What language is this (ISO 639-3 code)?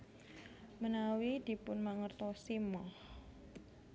jav